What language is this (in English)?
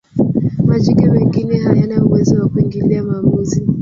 Swahili